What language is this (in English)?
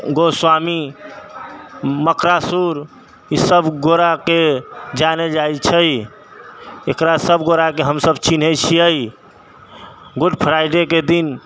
Maithili